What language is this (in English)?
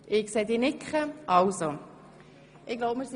Swiss German